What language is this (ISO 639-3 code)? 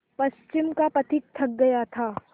hin